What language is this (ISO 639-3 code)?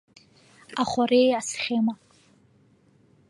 abk